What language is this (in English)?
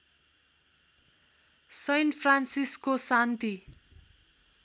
Nepali